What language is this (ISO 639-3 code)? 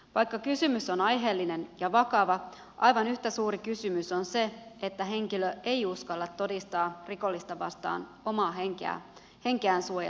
fin